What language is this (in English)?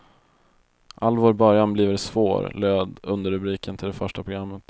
Swedish